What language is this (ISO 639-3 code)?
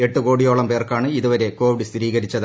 mal